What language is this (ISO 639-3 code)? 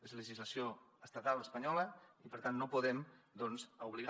cat